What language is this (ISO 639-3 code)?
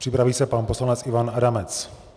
ces